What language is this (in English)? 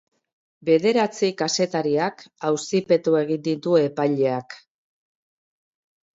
Basque